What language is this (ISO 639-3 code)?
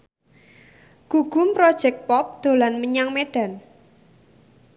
jav